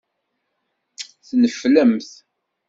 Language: Kabyle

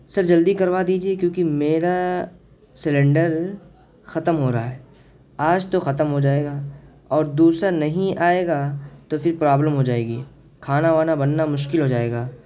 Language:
Urdu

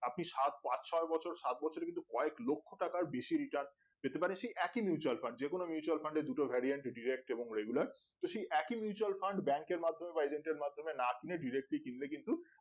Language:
Bangla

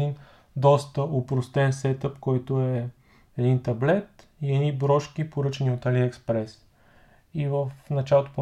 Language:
Bulgarian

